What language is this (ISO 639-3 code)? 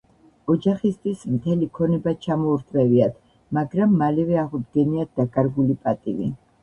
kat